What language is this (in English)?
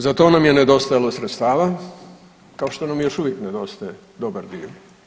Croatian